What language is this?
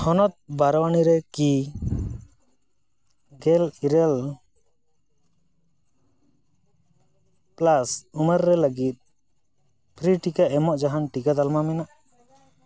Santali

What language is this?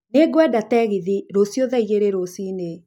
Kikuyu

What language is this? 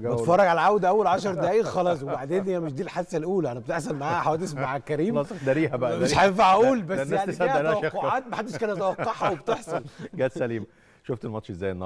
Arabic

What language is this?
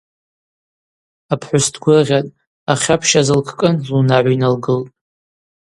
Abaza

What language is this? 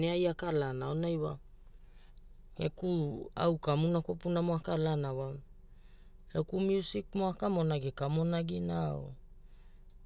Hula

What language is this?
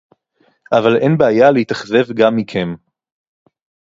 Hebrew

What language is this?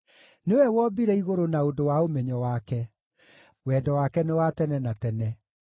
Kikuyu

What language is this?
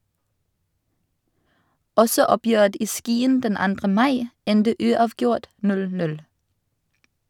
Norwegian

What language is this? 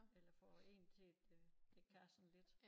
Danish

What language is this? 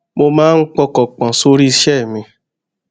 Yoruba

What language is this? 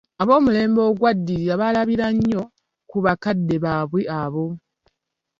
Ganda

